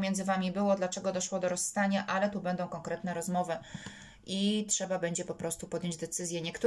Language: Polish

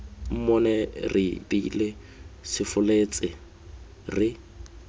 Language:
Tswana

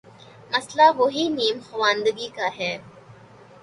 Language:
Urdu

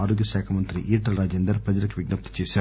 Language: Telugu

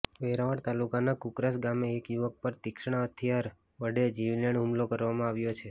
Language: Gujarati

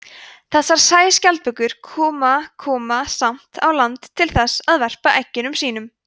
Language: Icelandic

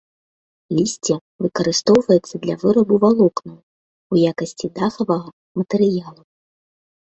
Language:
Belarusian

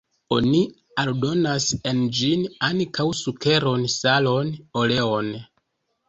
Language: Esperanto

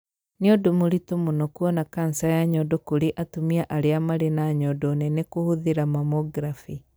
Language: Kikuyu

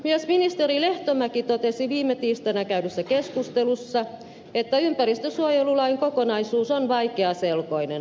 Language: Finnish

